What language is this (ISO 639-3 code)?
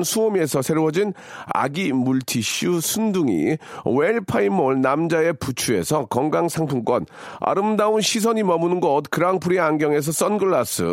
kor